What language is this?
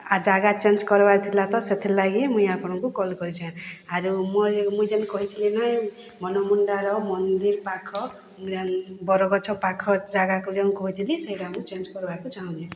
Odia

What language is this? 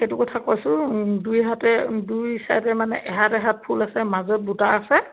Assamese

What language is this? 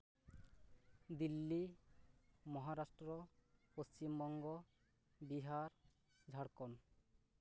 Santali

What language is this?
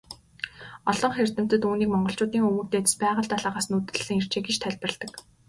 Mongolian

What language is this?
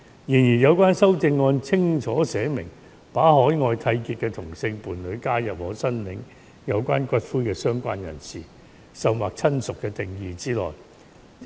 Cantonese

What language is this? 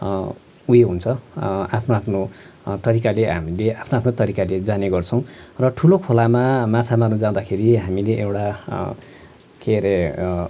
Nepali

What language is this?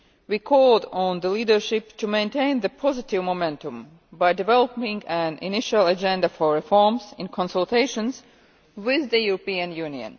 English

